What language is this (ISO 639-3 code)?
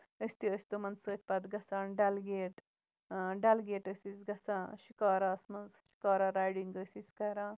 kas